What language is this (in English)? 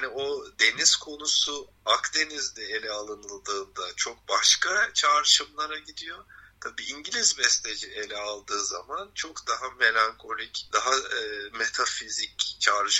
Turkish